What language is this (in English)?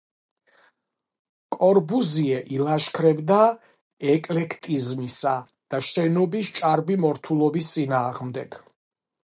Georgian